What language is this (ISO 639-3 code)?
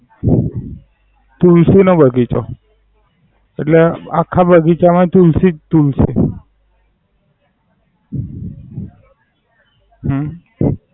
guj